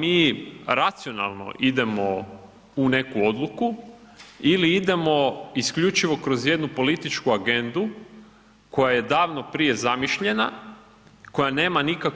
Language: Croatian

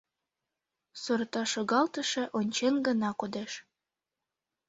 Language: Mari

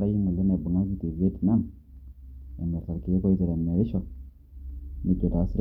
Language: Masai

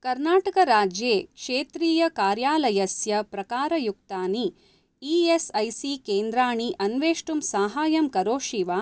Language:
Sanskrit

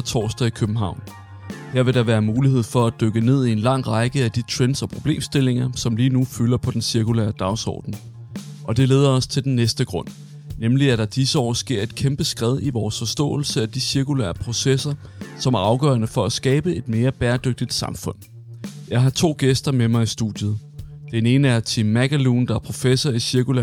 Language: Danish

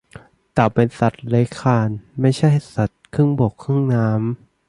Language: Thai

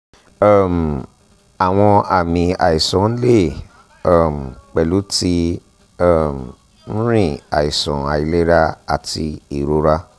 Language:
Yoruba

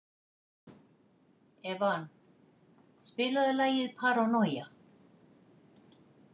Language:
Icelandic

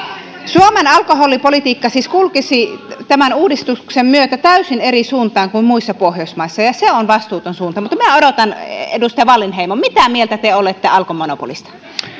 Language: Finnish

